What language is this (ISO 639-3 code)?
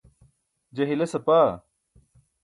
bsk